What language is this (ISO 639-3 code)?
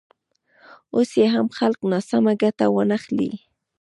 pus